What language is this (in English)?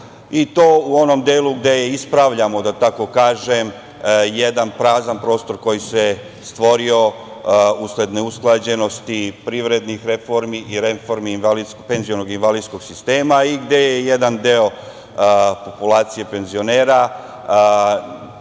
Serbian